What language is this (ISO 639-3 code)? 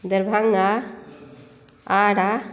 mai